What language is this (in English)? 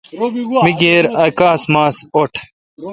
Kalkoti